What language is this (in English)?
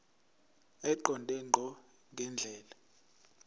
Zulu